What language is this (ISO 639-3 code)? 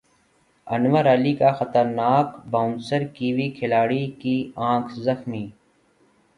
urd